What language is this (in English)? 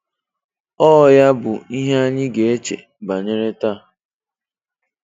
Igbo